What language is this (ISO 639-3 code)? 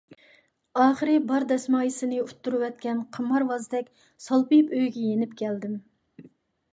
uig